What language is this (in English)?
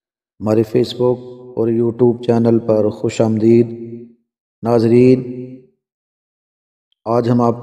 Hindi